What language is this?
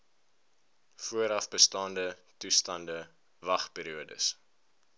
Afrikaans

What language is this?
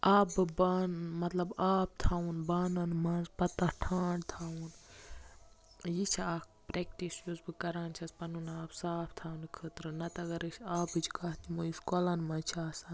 Kashmiri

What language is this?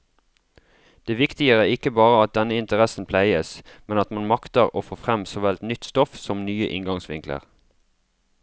Norwegian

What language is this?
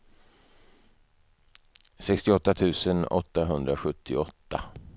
Swedish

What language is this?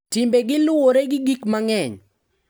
Luo (Kenya and Tanzania)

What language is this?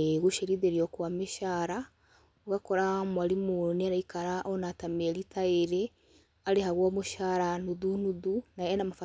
Kikuyu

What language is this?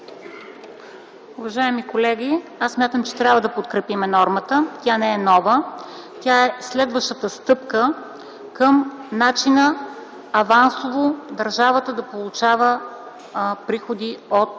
Bulgarian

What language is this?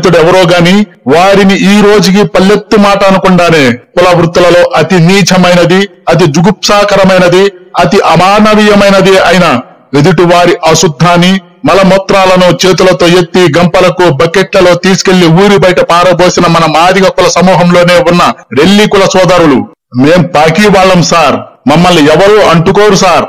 Telugu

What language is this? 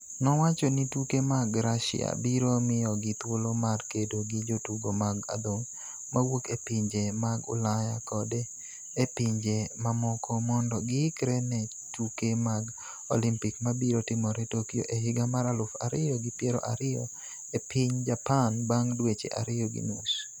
Luo (Kenya and Tanzania)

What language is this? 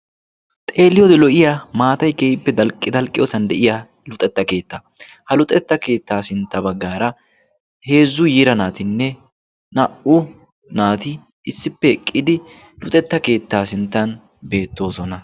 Wolaytta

